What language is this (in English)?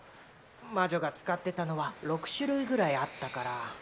Japanese